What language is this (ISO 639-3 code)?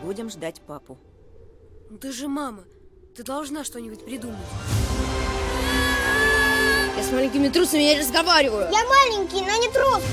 rus